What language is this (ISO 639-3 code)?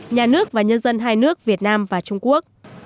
vie